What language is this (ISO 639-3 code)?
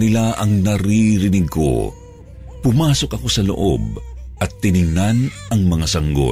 fil